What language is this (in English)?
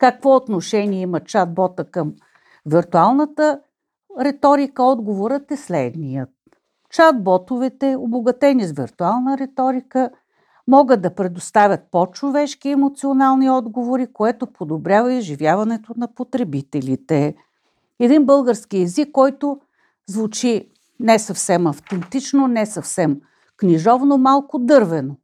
Bulgarian